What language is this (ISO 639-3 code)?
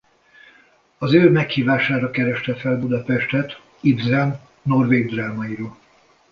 hun